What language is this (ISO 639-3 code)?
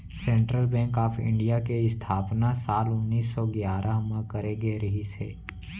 hne